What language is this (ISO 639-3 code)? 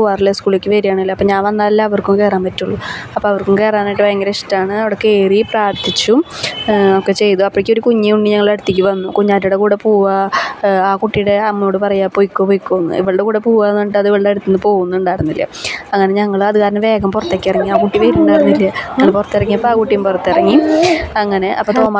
mal